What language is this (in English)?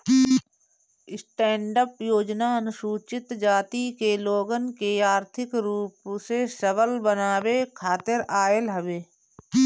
Bhojpuri